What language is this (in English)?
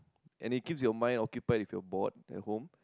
English